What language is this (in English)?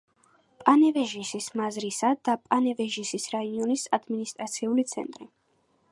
Georgian